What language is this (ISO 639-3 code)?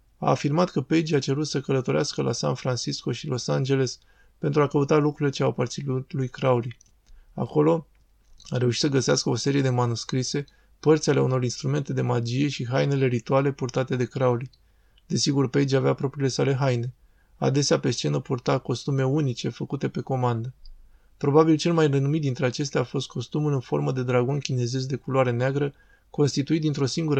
ron